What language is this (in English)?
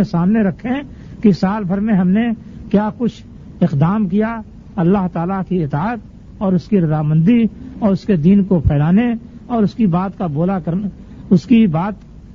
Urdu